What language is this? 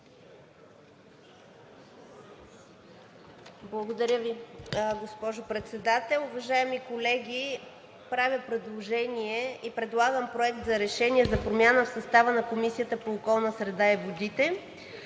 Bulgarian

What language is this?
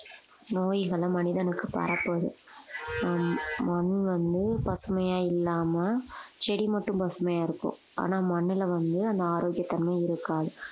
Tamil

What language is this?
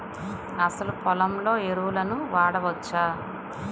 Telugu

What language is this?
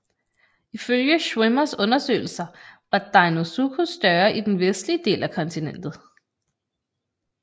Danish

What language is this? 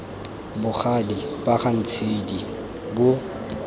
Tswana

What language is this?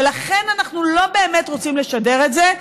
Hebrew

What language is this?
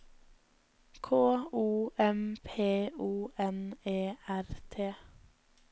Norwegian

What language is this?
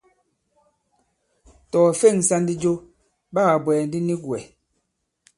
Bankon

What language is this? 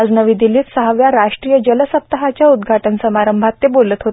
Marathi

